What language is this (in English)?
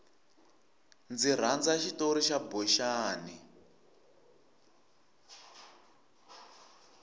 Tsonga